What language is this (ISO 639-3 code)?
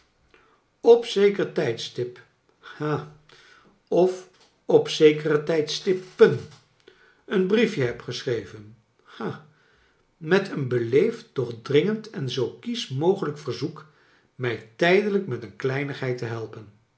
nld